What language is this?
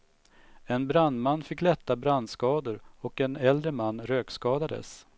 Swedish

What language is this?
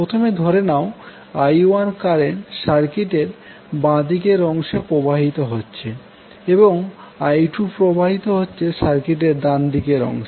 Bangla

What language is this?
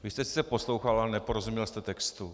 Czech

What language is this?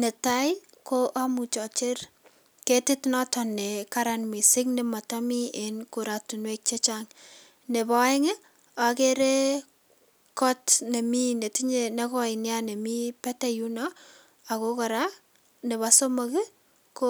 Kalenjin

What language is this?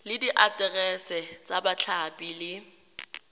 Tswana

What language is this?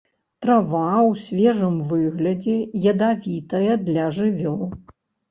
Belarusian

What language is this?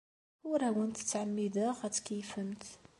Kabyle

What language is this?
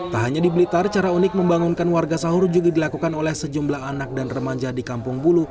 Indonesian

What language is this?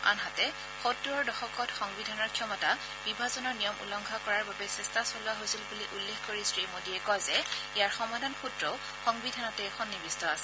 Assamese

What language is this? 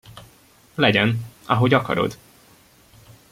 Hungarian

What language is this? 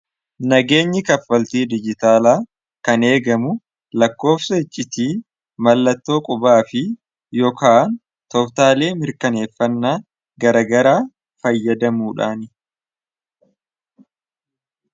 Oromo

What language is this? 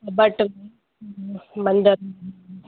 Sindhi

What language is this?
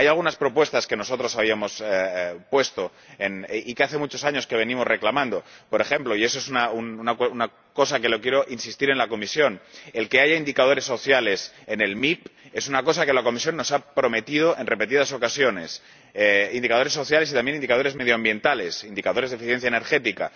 Spanish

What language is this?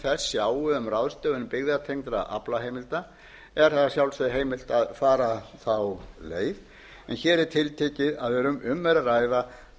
Icelandic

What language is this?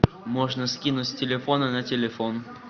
Russian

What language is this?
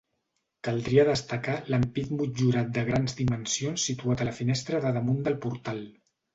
Catalan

